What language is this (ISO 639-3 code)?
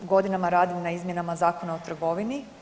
hrv